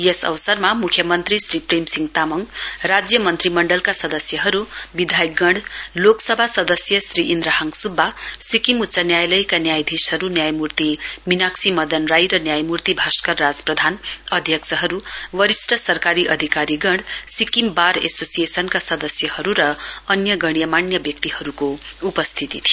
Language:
Nepali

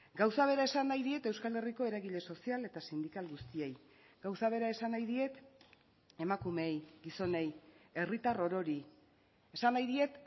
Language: Basque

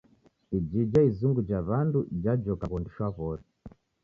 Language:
Taita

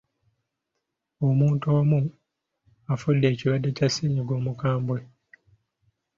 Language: Ganda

